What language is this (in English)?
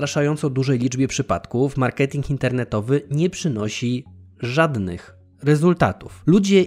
Polish